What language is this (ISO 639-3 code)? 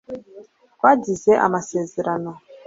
kin